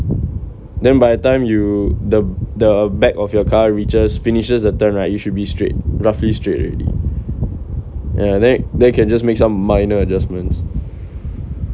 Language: English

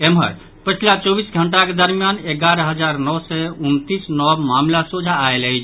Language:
Maithili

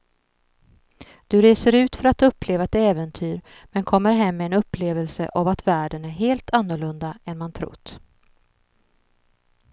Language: Swedish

